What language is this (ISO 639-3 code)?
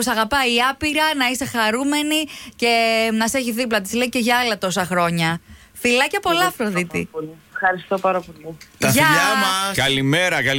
ell